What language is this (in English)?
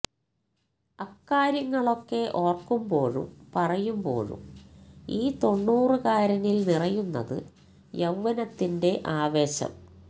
Malayalam